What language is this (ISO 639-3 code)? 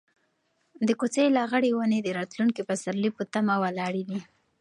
pus